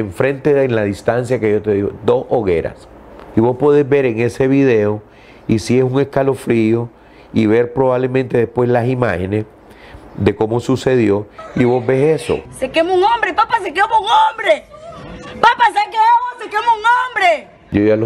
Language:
Spanish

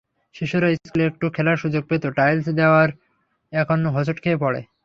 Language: Bangla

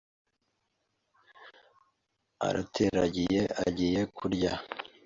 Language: Kinyarwanda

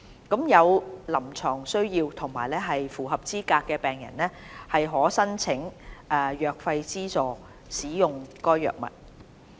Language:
Cantonese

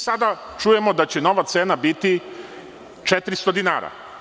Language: Serbian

